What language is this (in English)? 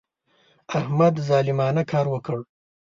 Pashto